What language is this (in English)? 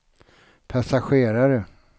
Swedish